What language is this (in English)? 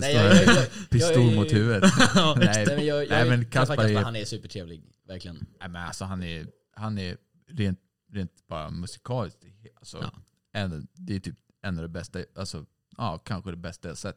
Swedish